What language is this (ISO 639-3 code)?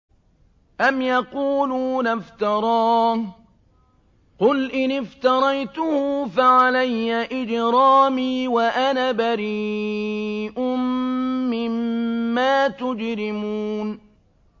ara